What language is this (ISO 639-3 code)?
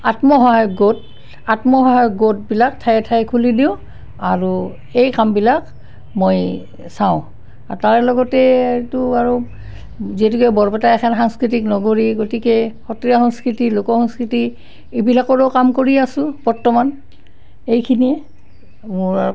asm